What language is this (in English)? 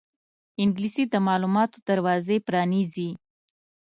Pashto